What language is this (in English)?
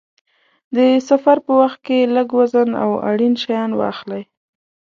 Pashto